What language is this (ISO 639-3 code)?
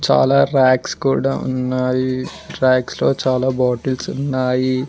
tel